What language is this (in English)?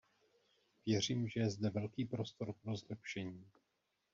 Czech